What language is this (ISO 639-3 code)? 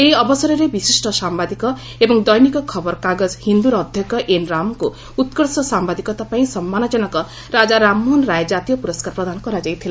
ori